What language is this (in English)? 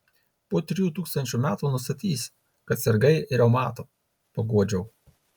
Lithuanian